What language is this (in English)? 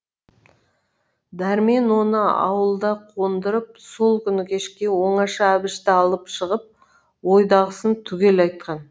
Kazakh